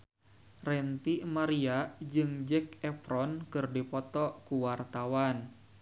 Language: Sundanese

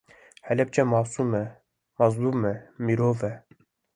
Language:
Kurdish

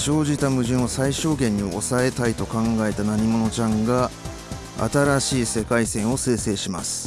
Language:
Japanese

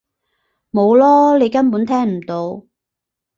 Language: Cantonese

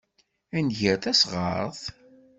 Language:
Kabyle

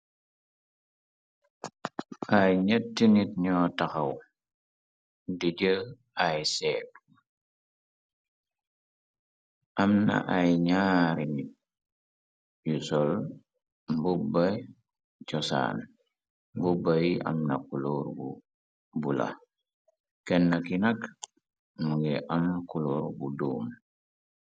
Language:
Wolof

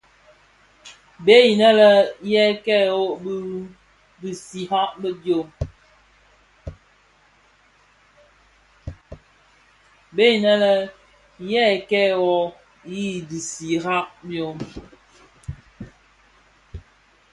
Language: Bafia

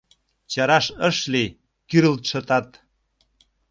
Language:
Mari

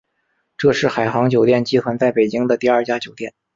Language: Chinese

